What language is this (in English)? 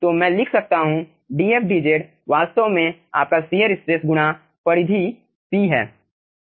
Hindi